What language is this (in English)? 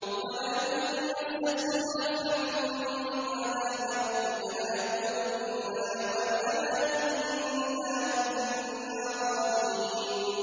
Arabic